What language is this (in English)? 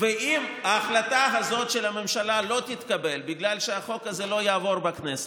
Hebrew